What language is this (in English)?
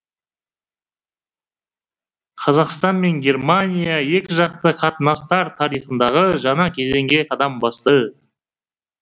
Kazakh